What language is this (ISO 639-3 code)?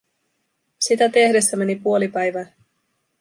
fin